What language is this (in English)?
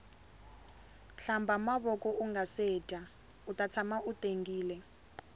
Tsonga